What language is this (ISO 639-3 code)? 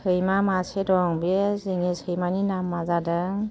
brx